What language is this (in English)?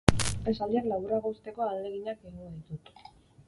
Basque